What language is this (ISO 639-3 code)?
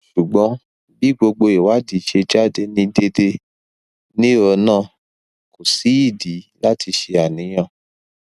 yor